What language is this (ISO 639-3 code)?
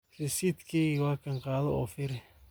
som